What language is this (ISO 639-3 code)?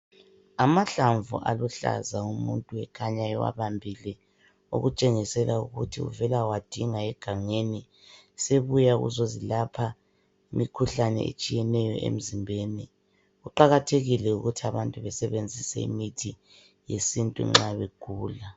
nde